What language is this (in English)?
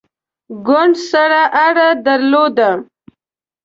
Pashto